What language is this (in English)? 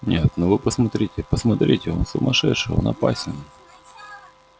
Russian